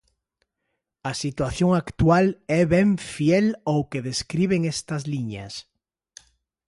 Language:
Galician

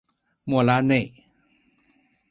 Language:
Chinese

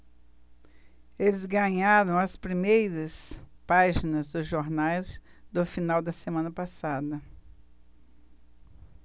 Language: Portuguese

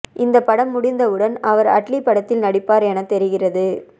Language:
Tamil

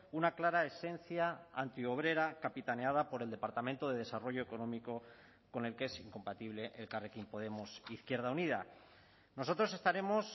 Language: Spanish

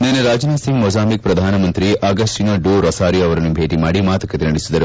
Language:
Kannada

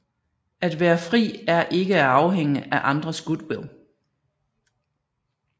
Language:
Danish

